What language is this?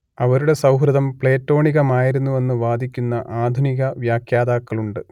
Malayalam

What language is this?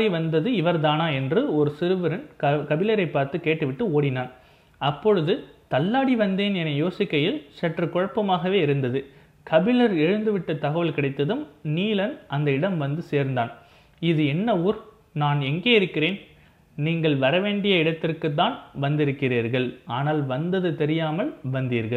Tamil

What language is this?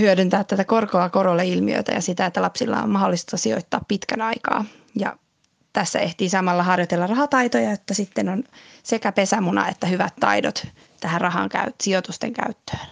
Finnish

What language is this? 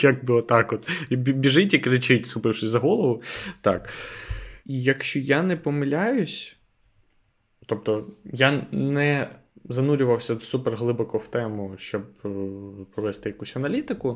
Ukrainian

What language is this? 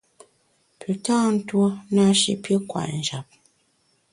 Bamun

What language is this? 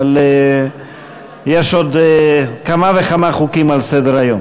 Hebrew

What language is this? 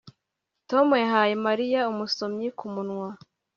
Kinyarwanda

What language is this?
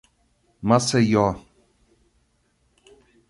Portuguese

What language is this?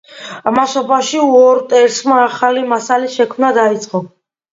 Georgian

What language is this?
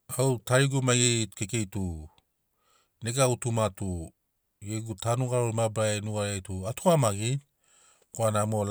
Sinaugoro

